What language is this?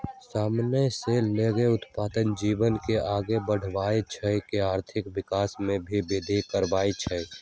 Magahi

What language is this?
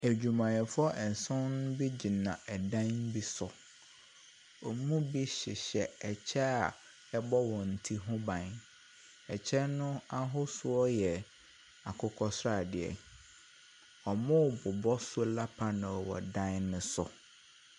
Akan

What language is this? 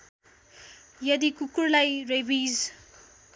Nepali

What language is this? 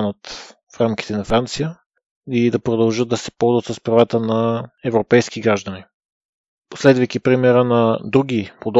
Bulgarian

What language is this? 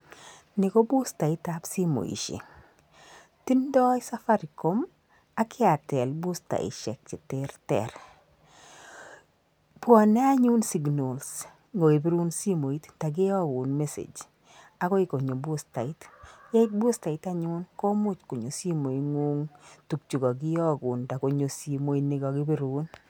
Kalenjin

